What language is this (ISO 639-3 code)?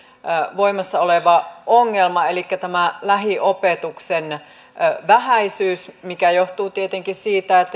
fin